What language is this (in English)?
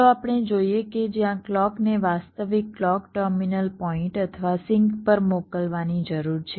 Gujarati